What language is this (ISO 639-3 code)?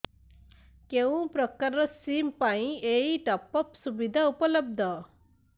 ori